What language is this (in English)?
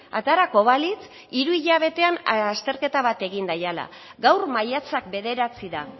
Basque